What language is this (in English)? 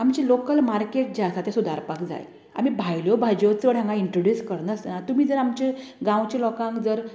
Konkani